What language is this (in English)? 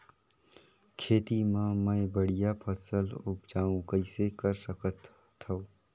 Chhattisgarhi